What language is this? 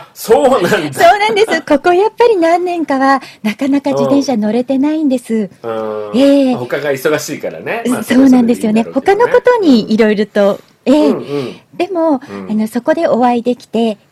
Japanese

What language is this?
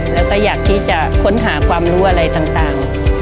Thai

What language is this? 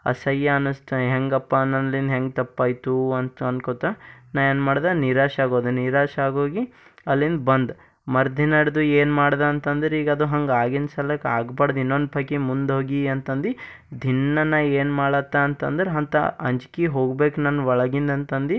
Kannada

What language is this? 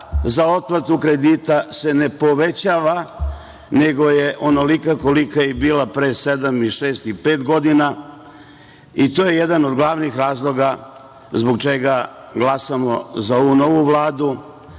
Serbian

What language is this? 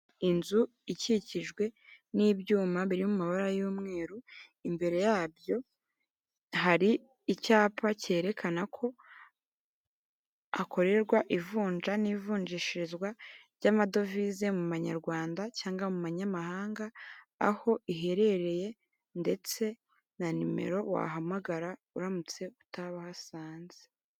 Kinyarwanda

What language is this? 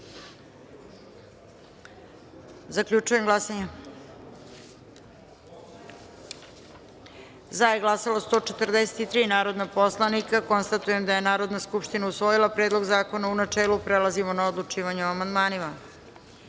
Serbian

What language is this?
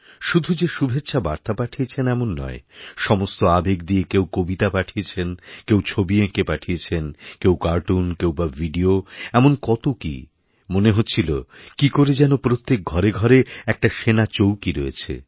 Bangla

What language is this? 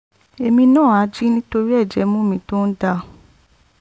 Yoruba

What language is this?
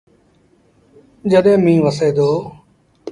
Sindhi Bhil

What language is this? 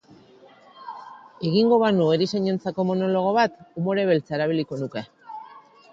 Basque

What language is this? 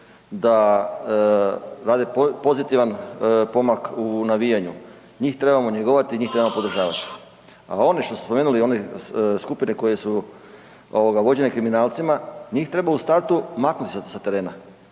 Croatian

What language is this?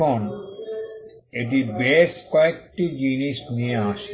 Bangla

